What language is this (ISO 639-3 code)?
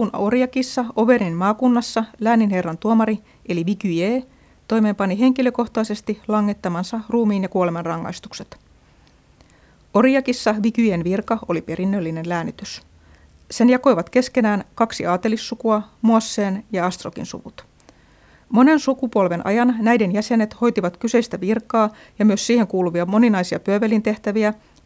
fin